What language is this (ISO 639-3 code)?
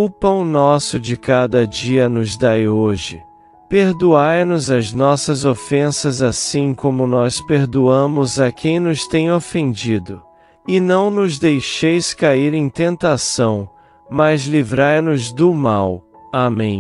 por